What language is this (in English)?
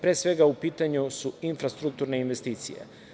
Serbian